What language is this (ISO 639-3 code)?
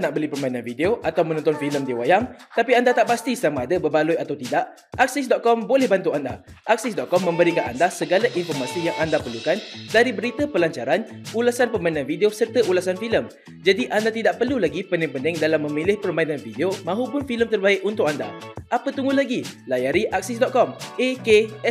msa